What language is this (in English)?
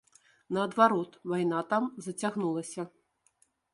Belarusian